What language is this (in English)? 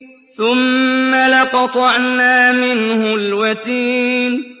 Arabic